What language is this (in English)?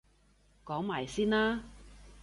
Cantonese